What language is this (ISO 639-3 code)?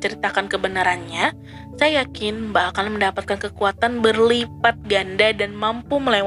ind